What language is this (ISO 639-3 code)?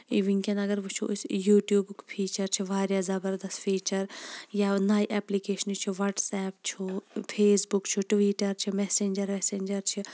kas